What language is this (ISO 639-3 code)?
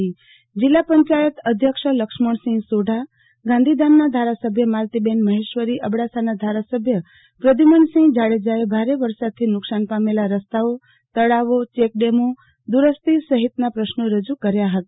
guj